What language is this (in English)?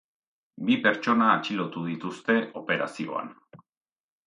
Basque